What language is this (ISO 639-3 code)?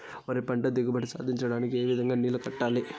tel